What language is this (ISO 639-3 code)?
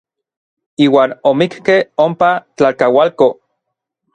nlv